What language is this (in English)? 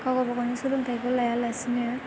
Bodo